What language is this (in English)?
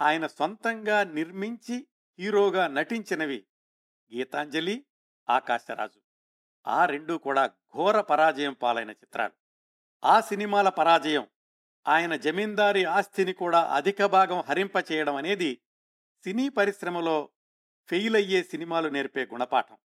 Telugu